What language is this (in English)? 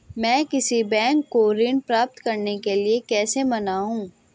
Hindi